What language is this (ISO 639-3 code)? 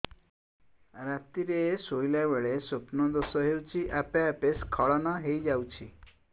ori